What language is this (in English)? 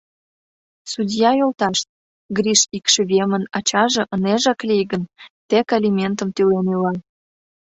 Mari